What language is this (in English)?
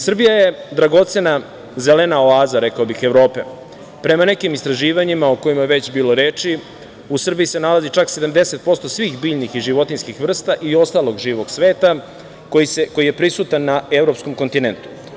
Serbian